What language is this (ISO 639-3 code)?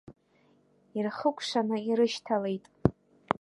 abk